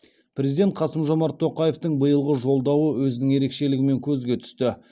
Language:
Kazakh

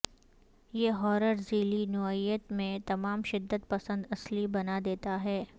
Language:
Urdu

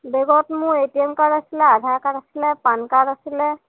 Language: Assamese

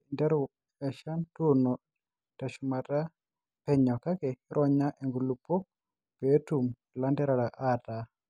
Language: Masai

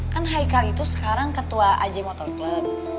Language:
Indonesian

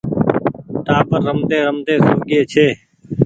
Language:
Goaria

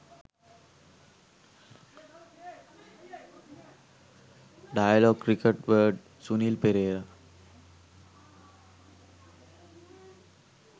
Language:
Sinhala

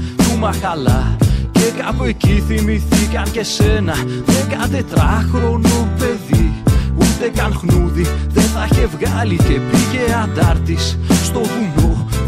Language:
Greek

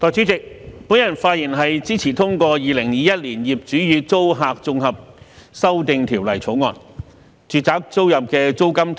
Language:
Cantonese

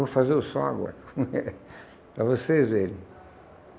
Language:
Portuguese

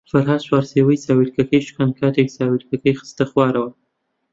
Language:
Central Kurdish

